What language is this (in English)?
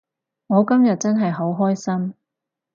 Cantonese